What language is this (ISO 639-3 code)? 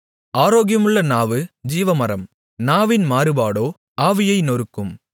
tam